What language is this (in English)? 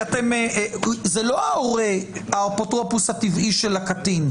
Hebrew